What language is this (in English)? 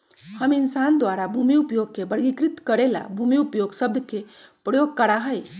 Magahi